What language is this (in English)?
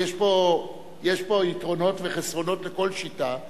Hebrew